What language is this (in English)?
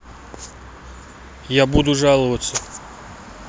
Russian